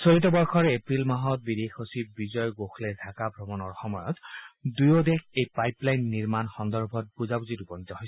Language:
Assamese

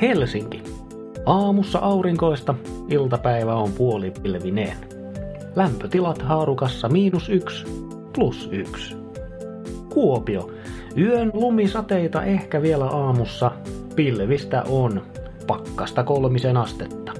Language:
Finnish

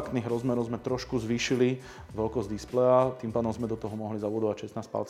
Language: Slovak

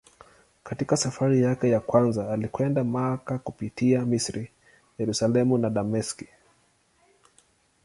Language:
Swahili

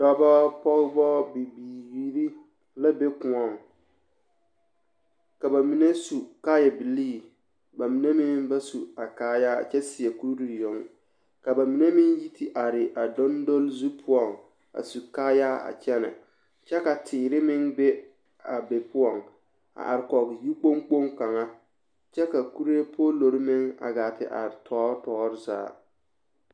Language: Southern Dagaare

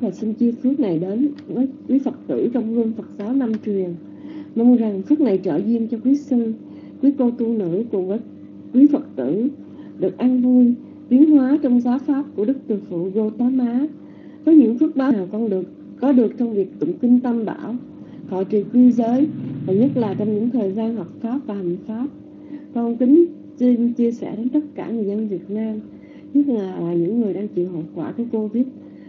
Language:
Vietnamese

